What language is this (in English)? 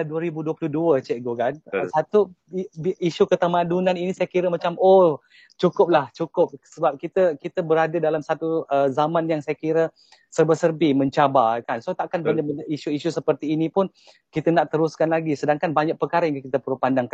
Malay